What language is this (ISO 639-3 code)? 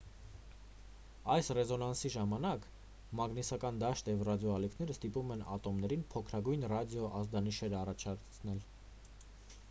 hye